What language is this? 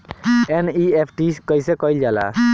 Bhojpuri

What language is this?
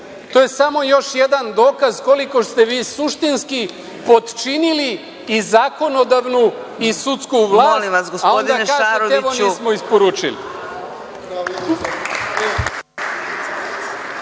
Serbian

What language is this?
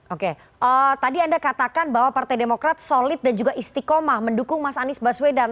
Indonesian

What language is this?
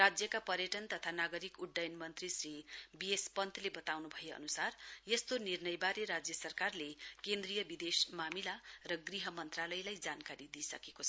Nepali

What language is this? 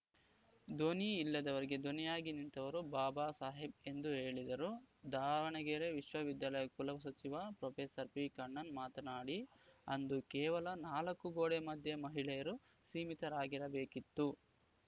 Kannada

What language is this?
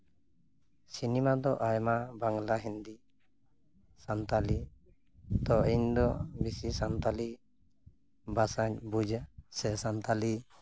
Santali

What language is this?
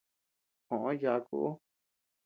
Tepeuxila Cuicatec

